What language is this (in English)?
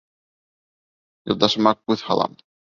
Bashkir